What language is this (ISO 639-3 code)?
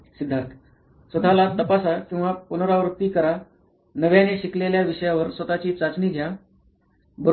mar